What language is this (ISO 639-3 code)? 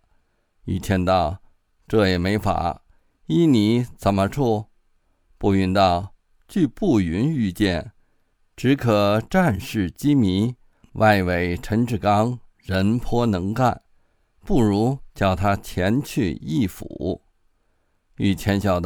zho